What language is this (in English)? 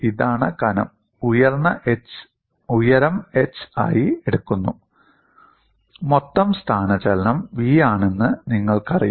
Malayalam